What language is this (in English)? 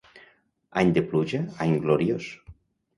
Catalan